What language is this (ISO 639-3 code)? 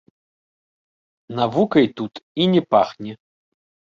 bel